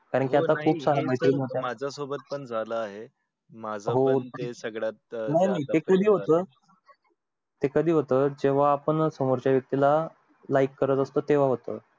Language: Marathi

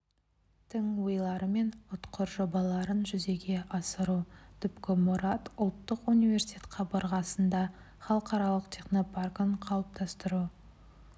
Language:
Kazakh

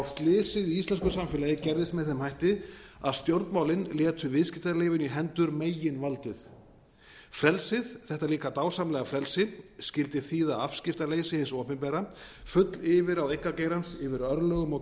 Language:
Icelandic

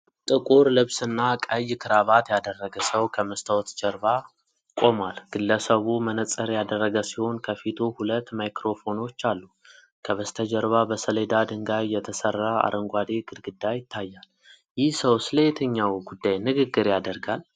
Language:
Amharic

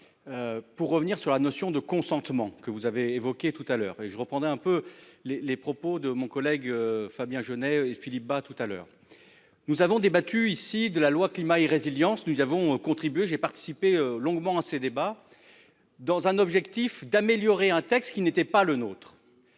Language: French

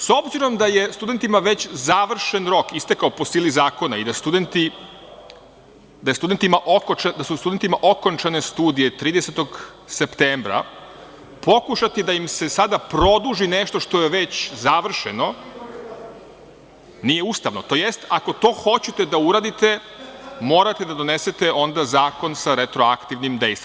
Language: Serbian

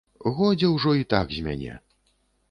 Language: Belarusian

